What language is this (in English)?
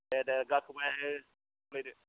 Bodo